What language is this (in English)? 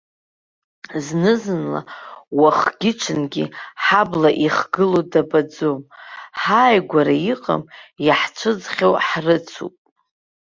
Abkhazian